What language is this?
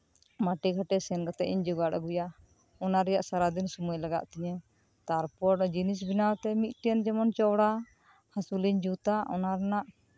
Santali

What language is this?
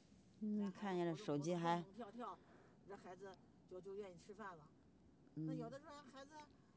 Chinese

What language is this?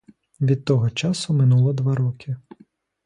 Ukrainian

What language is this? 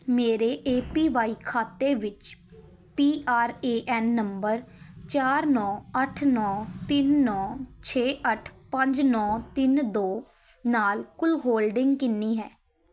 Punjabi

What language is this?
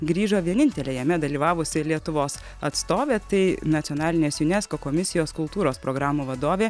Lithuanian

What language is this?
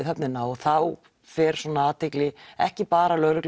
Icelandic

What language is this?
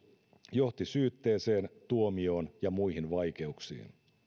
Finnish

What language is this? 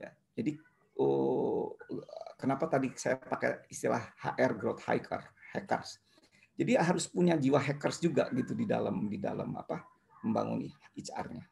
Indonesian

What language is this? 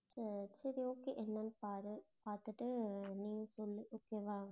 Tamil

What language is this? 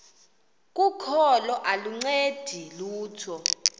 Xhosa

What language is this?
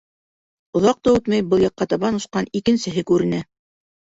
Bashkir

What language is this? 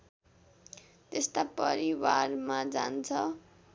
Nepali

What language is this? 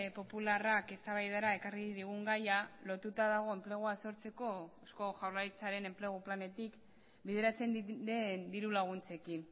Basque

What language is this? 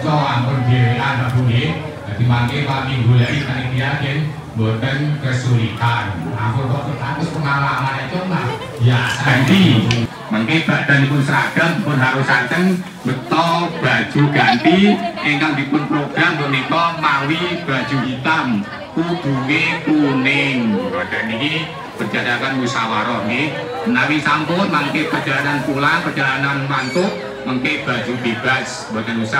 Indonesian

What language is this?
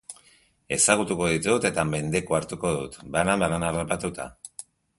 Basque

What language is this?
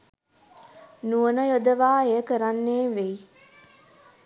Sinhala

